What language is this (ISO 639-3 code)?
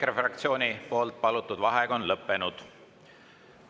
est